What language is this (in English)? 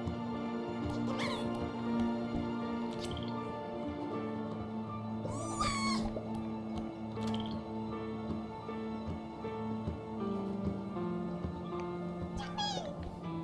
Spanish